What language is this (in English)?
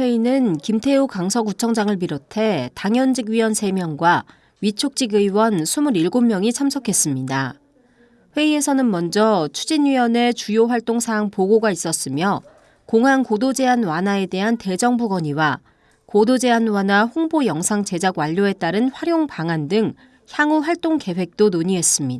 Korean